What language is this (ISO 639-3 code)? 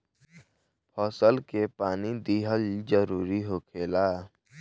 bho